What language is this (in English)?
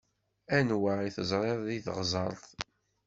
Kabyle